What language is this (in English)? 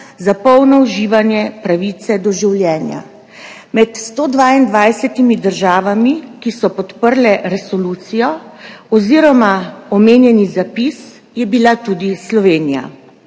Slovenian